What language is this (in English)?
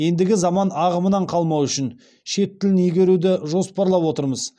Kazakh